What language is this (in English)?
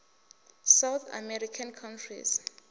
Venda